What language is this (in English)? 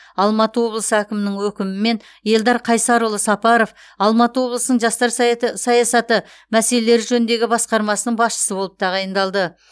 Kazakh